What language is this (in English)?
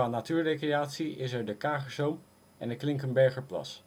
Dutch